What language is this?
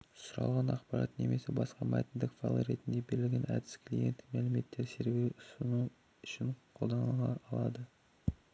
Kazakh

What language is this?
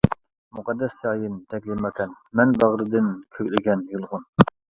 Uyghur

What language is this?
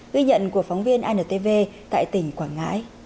Vietnamese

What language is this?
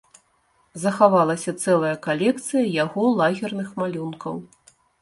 Belarusian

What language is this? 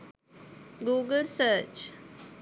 Sinhala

